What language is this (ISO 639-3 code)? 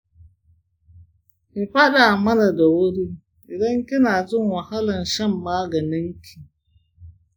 hau